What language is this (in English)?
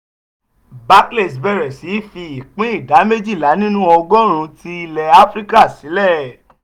Yoruba